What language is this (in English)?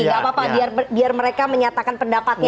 Indonesian